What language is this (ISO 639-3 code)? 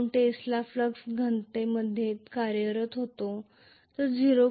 mar